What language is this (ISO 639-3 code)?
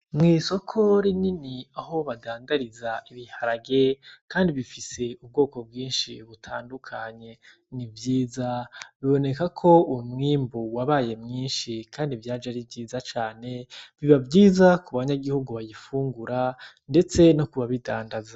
run